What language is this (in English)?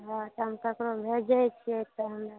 Maithili